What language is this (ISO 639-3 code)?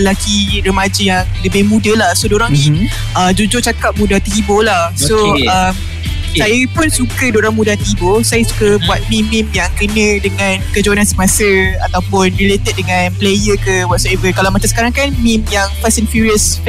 msa